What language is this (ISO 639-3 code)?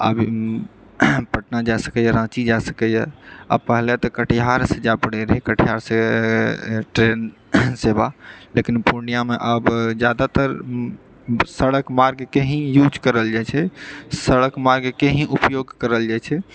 mai